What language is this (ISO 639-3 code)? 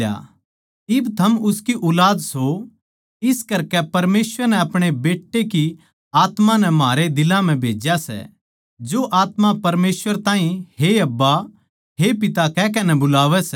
bgc